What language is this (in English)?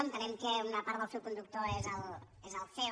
Catalan